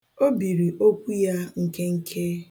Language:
Igbo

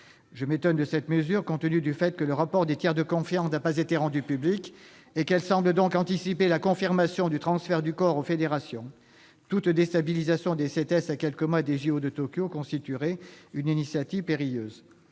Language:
French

